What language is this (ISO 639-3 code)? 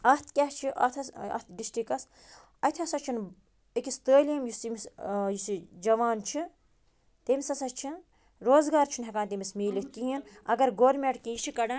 kas